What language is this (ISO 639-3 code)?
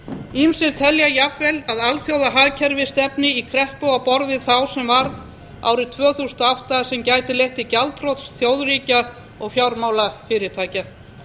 isl